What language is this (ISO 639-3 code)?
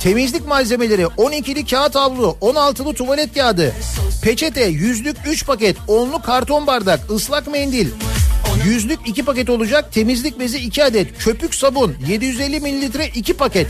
tur